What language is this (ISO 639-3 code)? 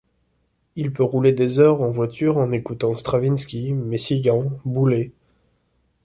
fra